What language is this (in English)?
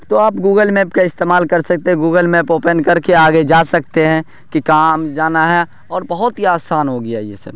Urdu